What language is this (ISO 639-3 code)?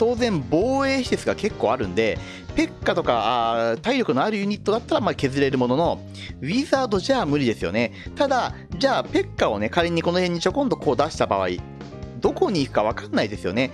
jpn